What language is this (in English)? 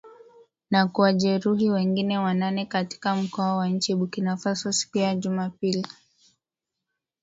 Swahili